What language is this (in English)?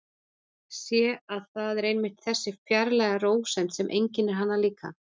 Icelandic